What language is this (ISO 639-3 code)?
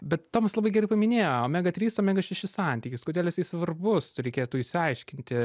lit